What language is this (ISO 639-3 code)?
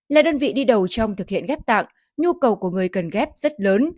vie